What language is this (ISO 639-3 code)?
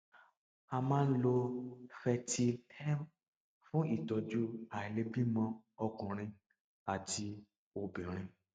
yor